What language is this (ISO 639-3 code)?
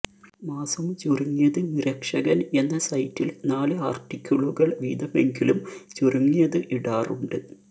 mal